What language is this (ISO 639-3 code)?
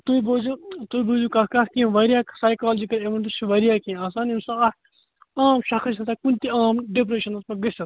kas